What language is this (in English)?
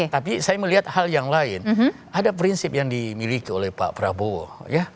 Indonesian